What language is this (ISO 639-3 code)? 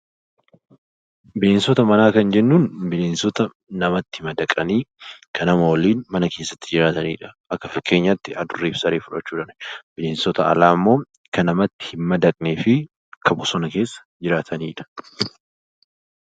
orm